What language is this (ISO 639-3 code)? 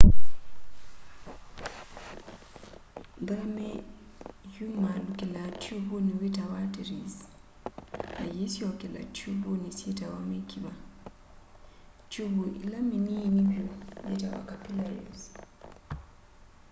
kam